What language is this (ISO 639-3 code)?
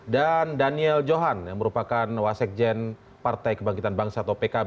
ind